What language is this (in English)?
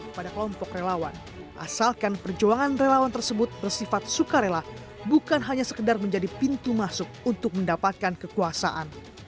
Indonesian